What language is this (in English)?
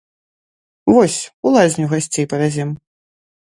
Belarusian